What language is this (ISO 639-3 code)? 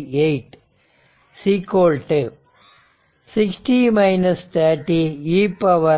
tam